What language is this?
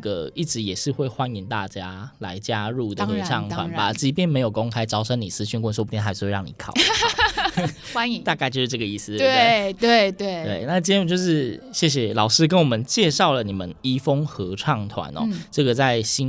Chinese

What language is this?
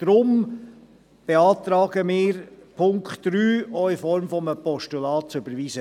Swiss German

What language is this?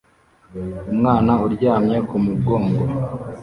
Kinyarwanda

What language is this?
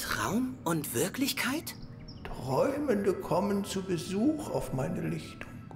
German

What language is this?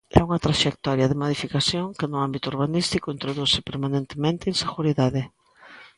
Galician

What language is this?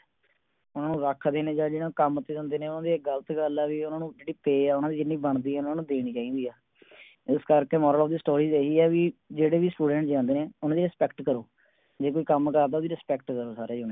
Punjabi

